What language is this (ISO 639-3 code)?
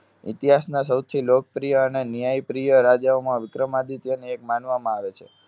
guj